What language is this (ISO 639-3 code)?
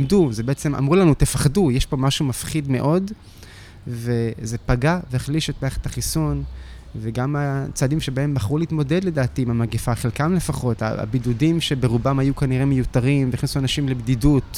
heb